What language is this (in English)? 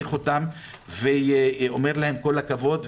Hebrew